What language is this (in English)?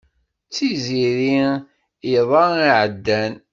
Kabyle